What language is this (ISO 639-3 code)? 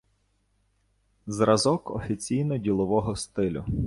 ukr